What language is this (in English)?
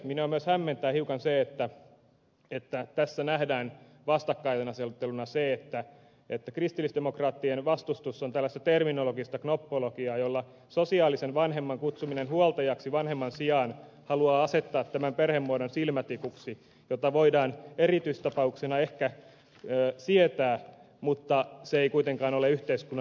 Finnish